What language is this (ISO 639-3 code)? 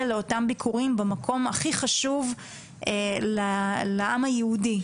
heb